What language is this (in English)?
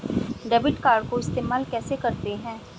Hindi